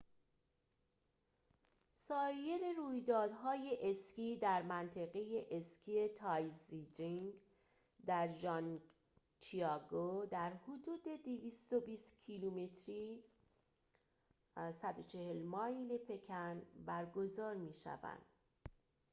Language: Persian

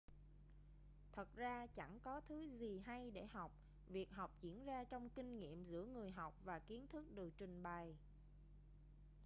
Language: Vietnamese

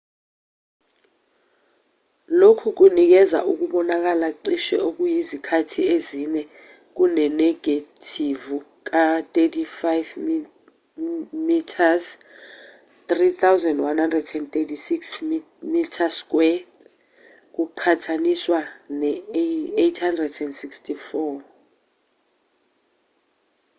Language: Zulu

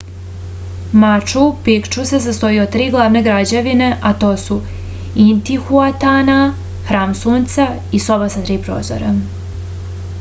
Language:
Serbian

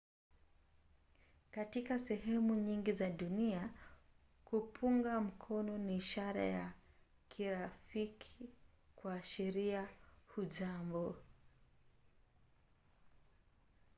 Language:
Swahili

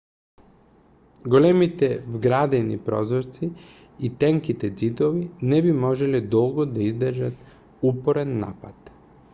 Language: Macedonian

